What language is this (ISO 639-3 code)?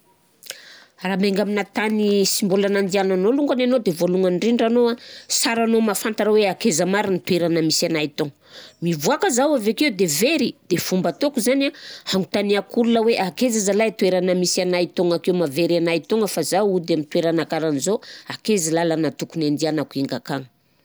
bzc